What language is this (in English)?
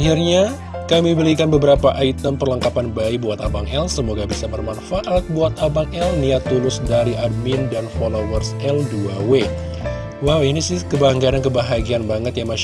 Indonesian